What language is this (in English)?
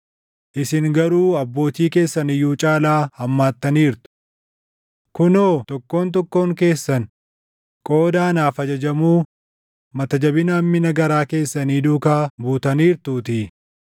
Oromo